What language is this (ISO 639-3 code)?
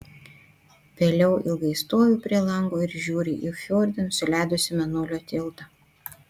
lit